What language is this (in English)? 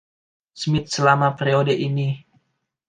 Indonesian